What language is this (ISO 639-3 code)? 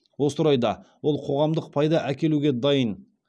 kaz